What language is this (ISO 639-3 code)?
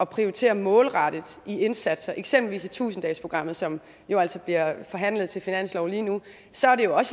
dan